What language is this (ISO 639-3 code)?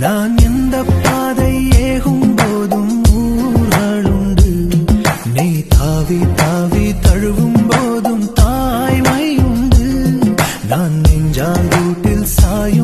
ara